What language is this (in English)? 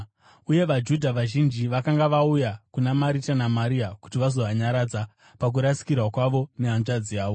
Shona